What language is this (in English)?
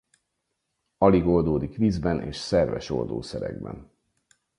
Hungarian